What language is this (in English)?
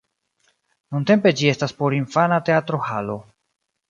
Esperanto